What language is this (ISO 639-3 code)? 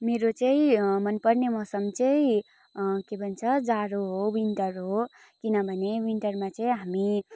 nep